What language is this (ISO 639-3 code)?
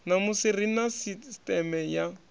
ven